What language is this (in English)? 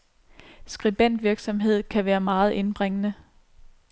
Danish